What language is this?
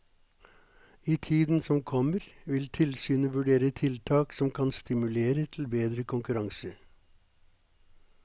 Norwegian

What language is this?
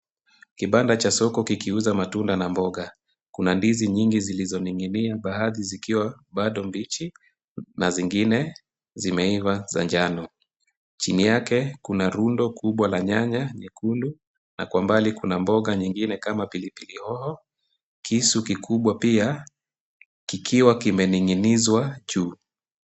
Swahili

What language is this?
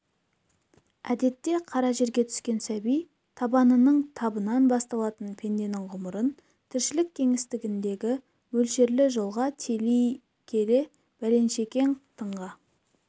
Kazakh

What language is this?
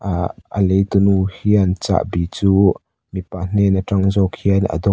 Mizo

